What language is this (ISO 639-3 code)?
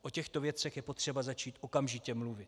ces